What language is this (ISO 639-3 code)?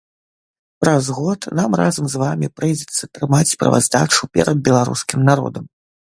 bel